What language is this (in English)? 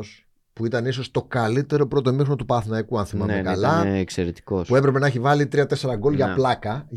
Greek